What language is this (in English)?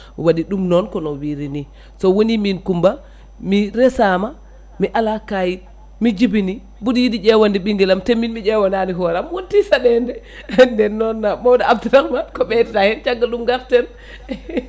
Fula